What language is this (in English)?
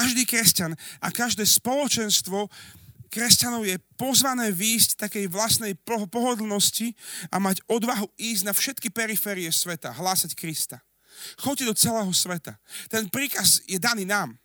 Slovak